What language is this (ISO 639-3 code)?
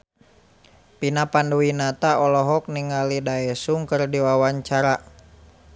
sun